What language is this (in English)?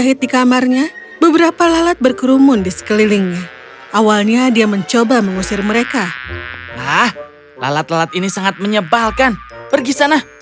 Indonesian